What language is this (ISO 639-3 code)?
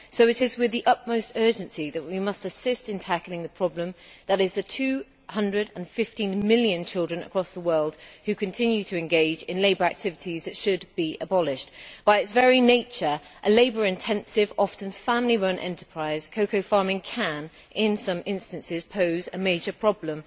eng